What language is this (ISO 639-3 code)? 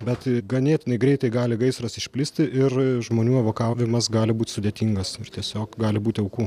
lit